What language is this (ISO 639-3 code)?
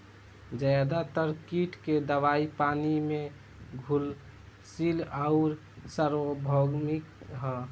bho